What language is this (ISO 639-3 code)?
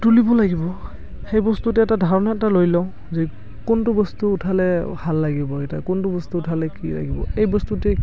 asm